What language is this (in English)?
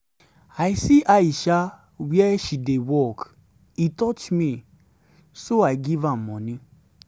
Nigerian Pidgin